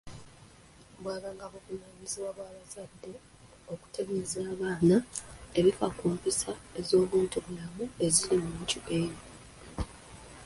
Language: Ganda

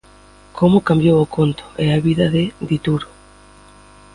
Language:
Galician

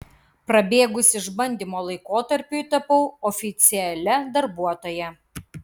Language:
Lithuanian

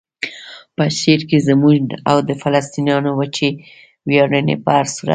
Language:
Pashto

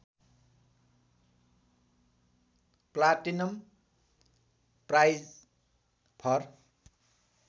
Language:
Nepali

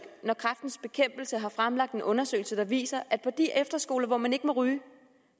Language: Danish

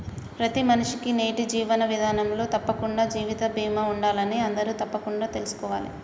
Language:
Telugu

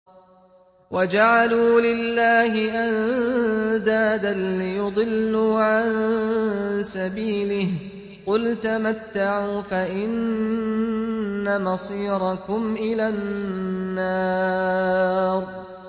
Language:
Arabic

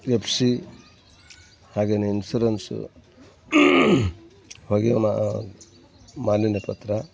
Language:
Kannada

